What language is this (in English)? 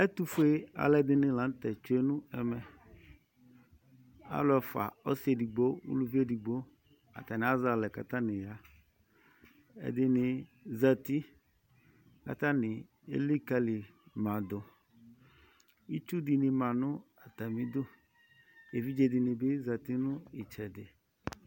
Ikposo